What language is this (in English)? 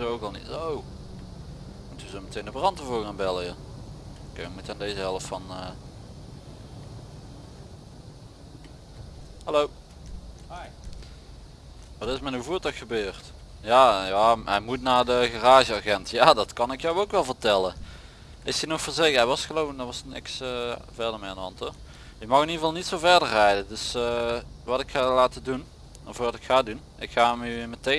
Dutch